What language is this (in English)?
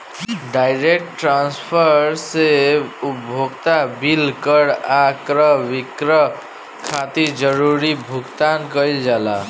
Bhojpuri